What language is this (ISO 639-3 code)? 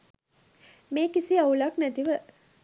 sin